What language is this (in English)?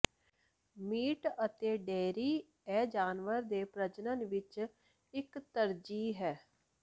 Punjabi